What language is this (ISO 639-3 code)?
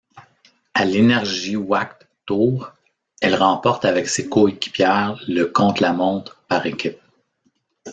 fra